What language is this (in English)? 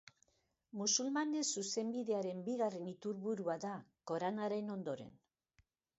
Basque